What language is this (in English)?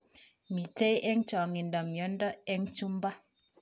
Kalenjin